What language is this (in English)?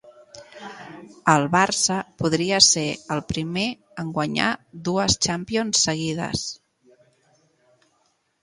Catalan